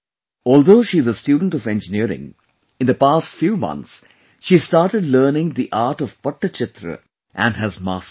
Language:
English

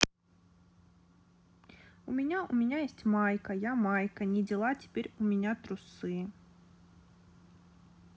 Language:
Russian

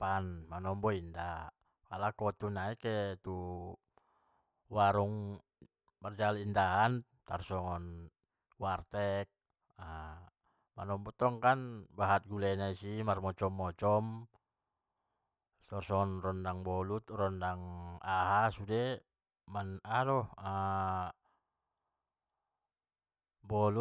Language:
Batak Mandailing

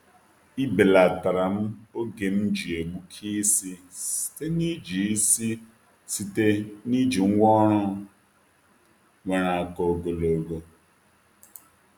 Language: Igbo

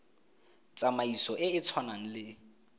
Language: Tswana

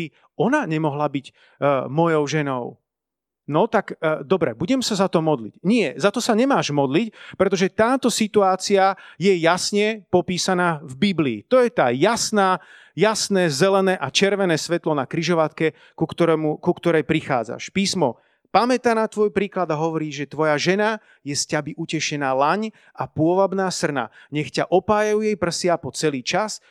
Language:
Slovak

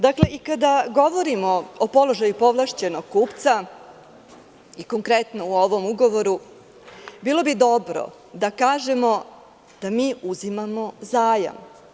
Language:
Serbian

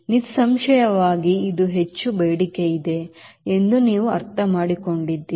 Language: Kannada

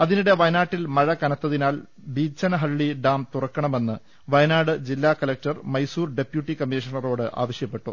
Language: Malayalam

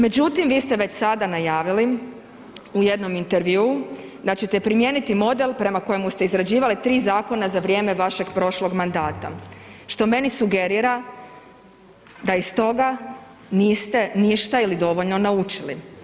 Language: Croatian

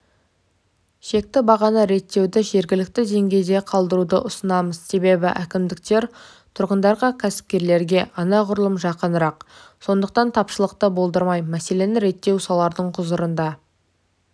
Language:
Kazakh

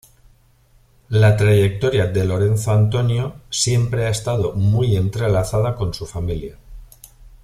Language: Spanish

